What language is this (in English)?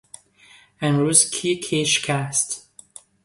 Persian